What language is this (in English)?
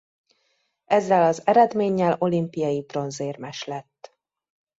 Hungarian